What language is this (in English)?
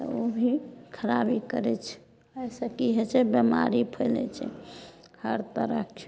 Maithili